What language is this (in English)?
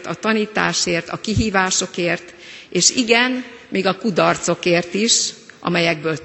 Hungarian